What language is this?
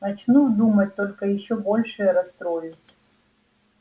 Russian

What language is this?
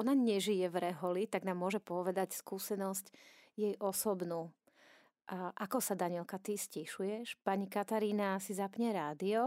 Slovak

